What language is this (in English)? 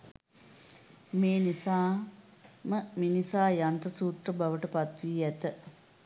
Sinhala